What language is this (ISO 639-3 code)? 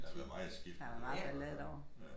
dan